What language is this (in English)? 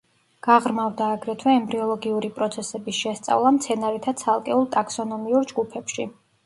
Georgian